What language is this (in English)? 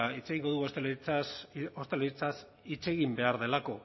Basque